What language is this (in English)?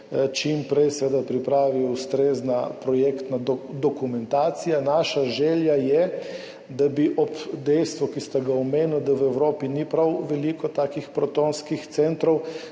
Slovenian